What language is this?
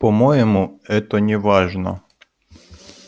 Russian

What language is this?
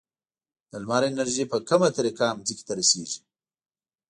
Pashto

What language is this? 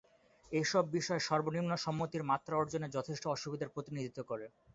Bangla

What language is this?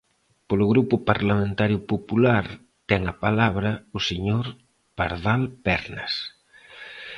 Galician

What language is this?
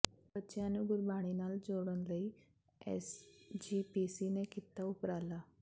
Punjabi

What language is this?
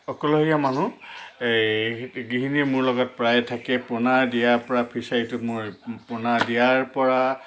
Assamese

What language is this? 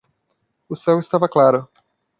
Portuguese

